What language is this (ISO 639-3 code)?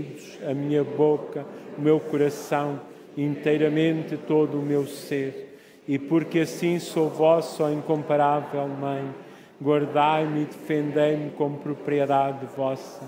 por